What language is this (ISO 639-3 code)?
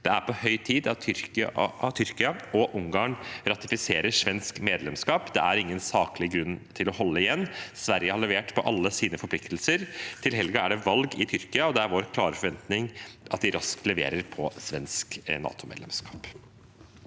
nor